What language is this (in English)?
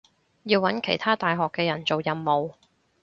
Cantonese